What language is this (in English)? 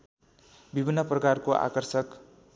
Nepali